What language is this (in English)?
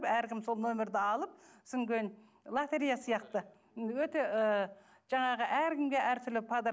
Kazakh